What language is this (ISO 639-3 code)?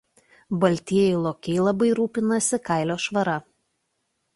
lit